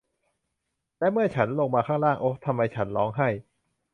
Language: Thai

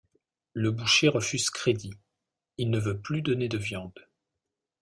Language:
French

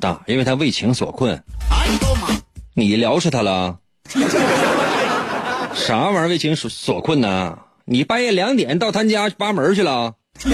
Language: Chinese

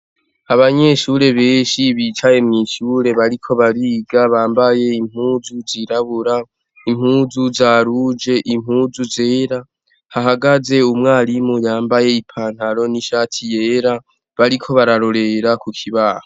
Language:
Rundi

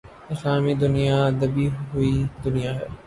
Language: Urdu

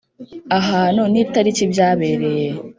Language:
Kinyarwanda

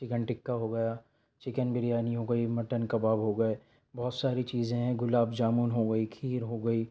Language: Urdu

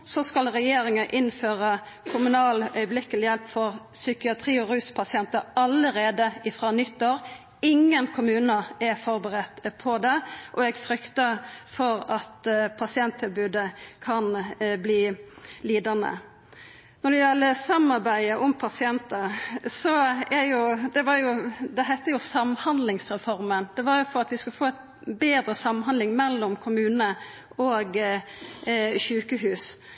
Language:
Norwegian Nynorsk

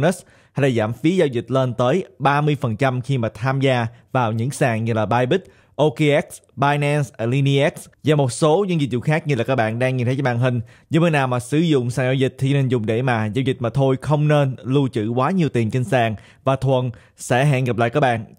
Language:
Vietnamese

